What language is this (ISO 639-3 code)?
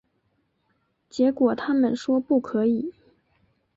zho